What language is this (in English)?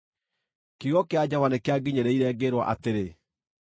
Kikuyu